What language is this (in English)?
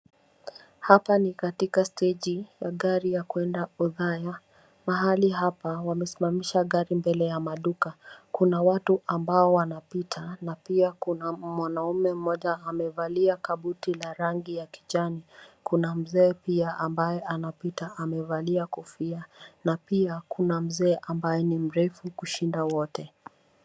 Swahili